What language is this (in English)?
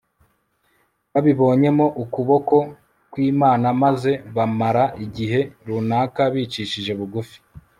Kinyarwanda